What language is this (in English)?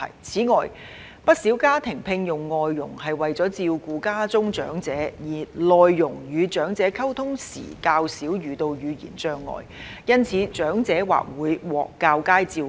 Cantonese